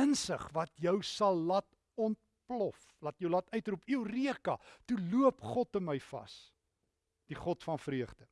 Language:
Dutch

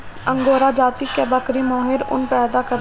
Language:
Bhojpuri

